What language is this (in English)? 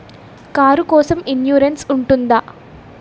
Telugu